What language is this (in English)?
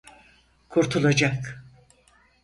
Turkish